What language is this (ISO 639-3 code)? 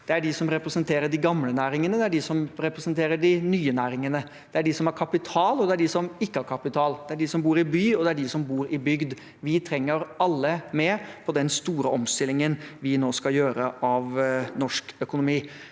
nor